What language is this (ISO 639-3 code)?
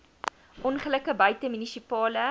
afr